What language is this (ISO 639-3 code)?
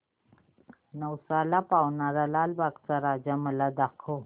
mar